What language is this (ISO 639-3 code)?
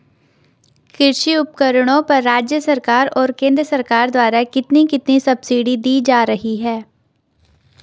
hin